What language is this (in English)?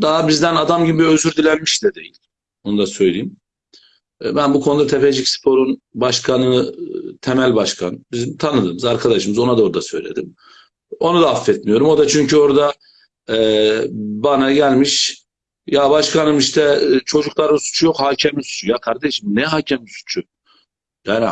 Turkish